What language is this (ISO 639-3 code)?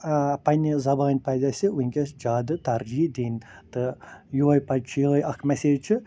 kas